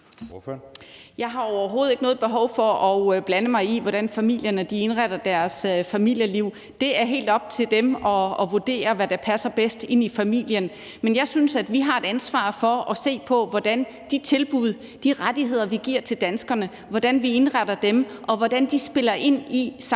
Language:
Danish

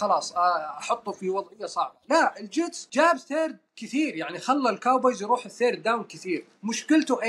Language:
Arabic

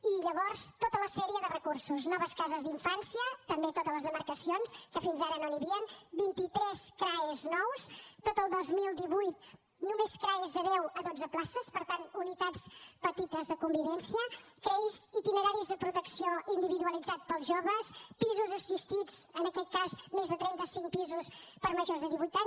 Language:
Catalan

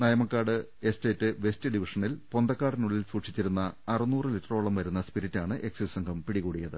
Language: Malayalam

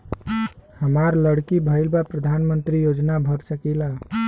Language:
Bhojpuri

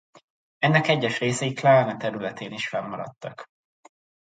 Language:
Hungarian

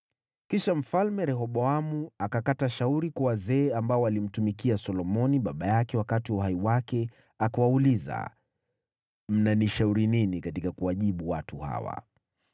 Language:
Swahili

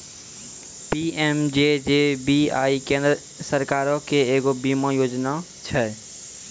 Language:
Maithili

